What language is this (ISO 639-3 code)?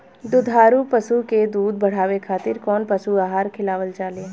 bho